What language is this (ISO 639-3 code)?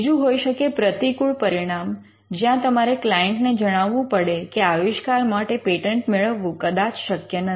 guj